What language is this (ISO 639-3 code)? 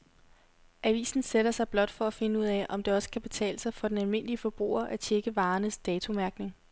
dan